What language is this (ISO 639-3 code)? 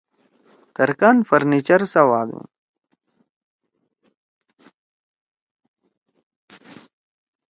trw